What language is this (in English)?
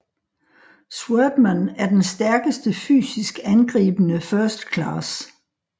Danish